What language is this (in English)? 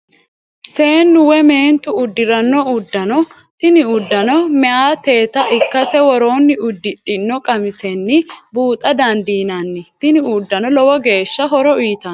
Sidamo